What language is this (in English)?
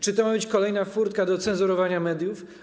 Polish